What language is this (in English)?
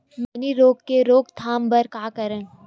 Chhattisgarhi